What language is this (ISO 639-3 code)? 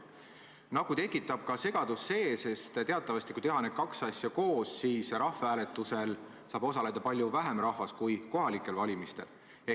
est